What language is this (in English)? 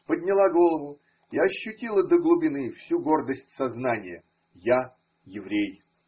Russian